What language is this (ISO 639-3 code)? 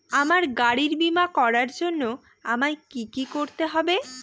ben